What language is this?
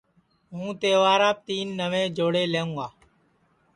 Sansi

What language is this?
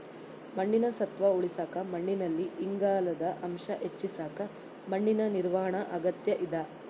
Kannada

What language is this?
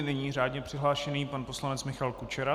Czech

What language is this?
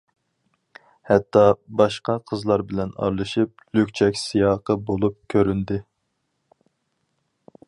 Uyghur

